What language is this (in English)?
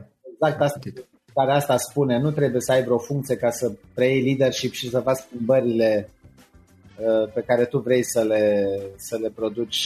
Romanian